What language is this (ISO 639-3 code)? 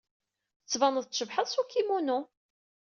kab